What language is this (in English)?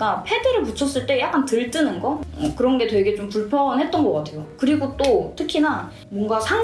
Korean